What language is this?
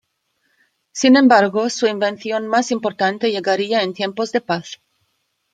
Spanish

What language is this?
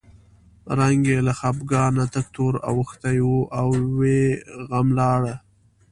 Pashto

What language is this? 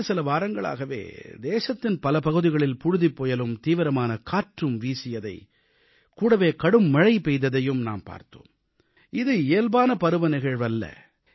Tamil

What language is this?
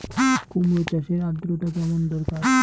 Bangla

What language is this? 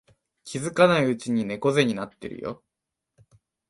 Japanese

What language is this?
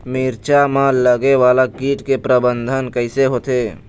Chhattisgarhi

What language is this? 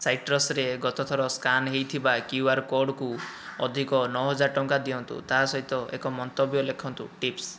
Odia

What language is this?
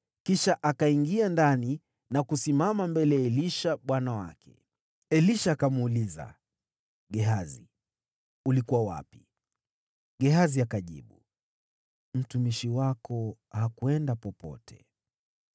Swahili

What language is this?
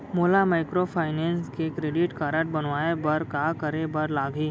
Chhattisgarhi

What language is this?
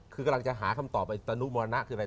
Thai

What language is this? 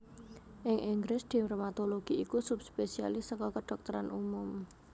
Javanese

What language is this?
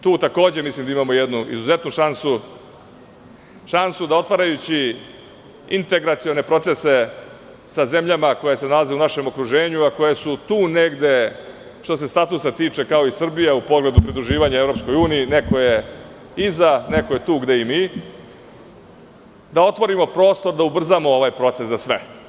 Serbian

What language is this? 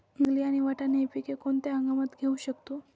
Marathi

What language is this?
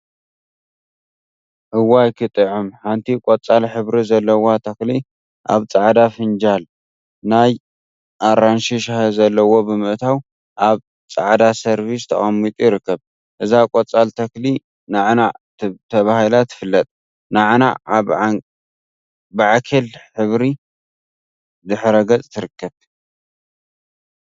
Tigrinya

